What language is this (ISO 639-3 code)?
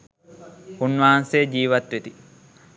sin